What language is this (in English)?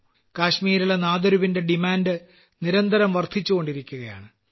Malayalam